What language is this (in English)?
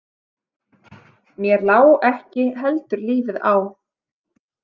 Icelandic